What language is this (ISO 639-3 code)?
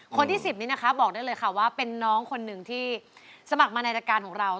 tha